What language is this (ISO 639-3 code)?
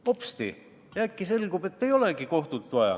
est